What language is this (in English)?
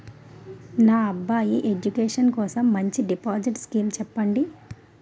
Telugu